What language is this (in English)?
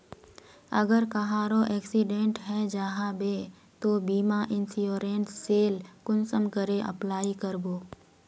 Magahi